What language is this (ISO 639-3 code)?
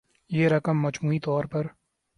urd